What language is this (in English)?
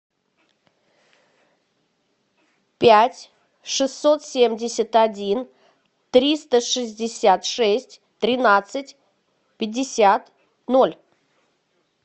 Russian